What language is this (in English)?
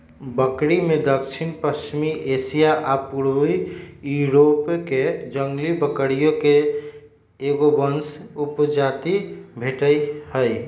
Magahi